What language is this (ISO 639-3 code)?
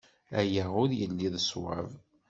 kab